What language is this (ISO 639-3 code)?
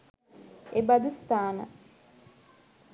sin